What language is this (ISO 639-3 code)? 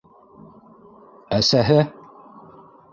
bak